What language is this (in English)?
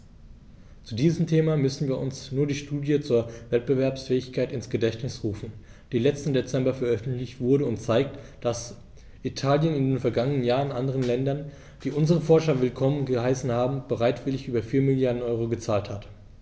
German